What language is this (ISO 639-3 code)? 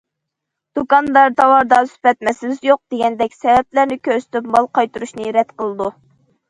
uig